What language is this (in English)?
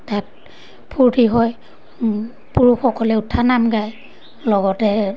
Assamese